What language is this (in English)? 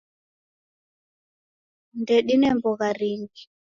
Taita